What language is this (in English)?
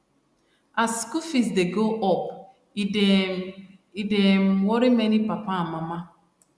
Nigerian Pidgin